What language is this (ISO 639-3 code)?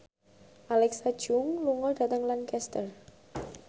jav